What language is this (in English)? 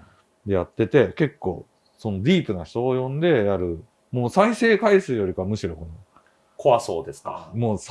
Japanese